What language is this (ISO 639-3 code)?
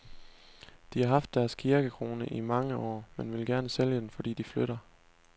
dan